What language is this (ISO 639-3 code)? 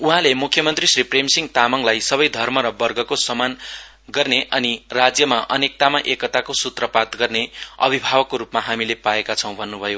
nep